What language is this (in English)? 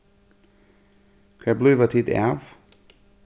Faroese